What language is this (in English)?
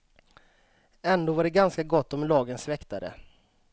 Swedish